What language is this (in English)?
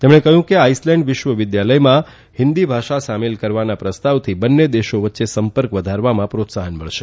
Gujarati